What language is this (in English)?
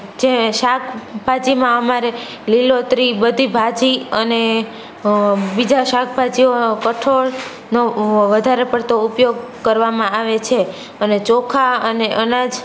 Gujarati